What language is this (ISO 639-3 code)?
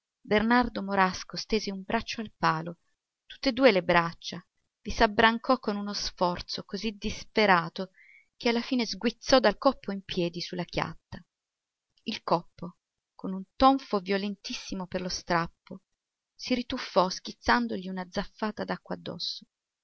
ita